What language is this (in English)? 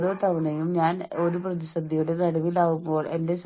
Malayalam